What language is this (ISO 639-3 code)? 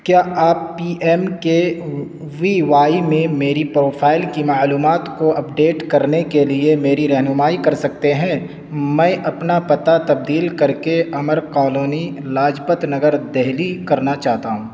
urd